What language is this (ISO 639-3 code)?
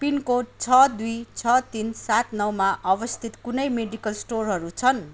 nep